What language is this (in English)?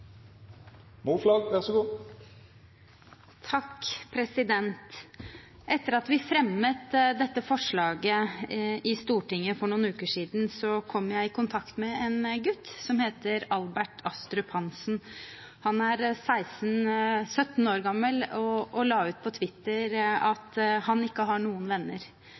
Norwegian